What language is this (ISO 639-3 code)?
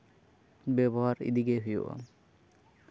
sat